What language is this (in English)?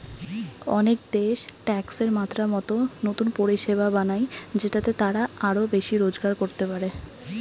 Bangla